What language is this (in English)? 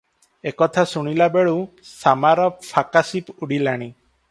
Odia